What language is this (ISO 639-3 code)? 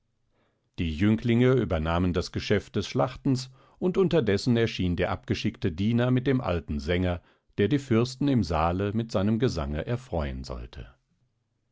deu